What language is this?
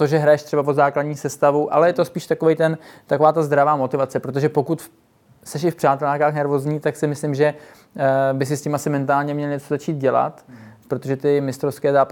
Czech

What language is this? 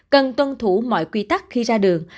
Vietnamese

